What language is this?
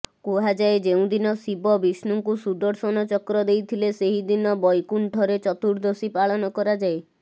Odia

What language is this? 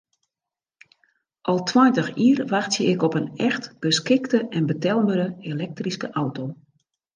Western Frisian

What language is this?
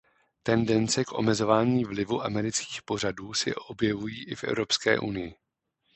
Czech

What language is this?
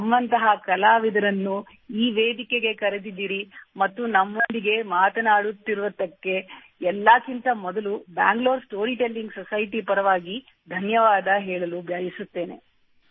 Kannada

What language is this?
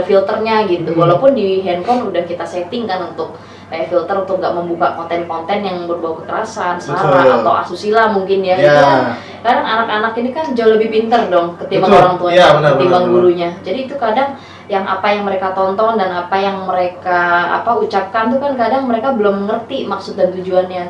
Indonesian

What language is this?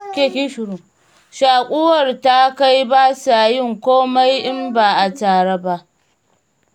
Hausa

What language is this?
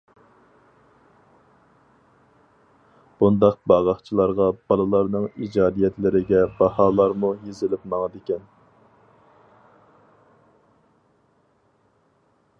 Uyghur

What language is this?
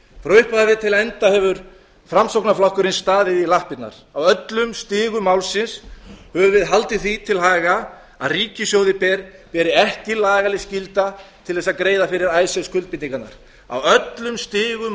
Icelandic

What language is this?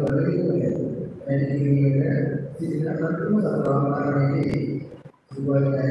Indonesian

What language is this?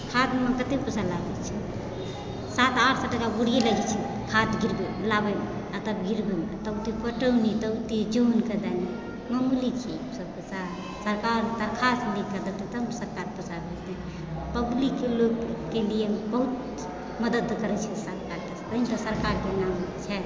Maithili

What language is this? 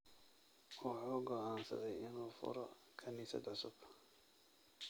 Somali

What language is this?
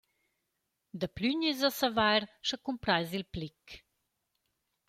Romansh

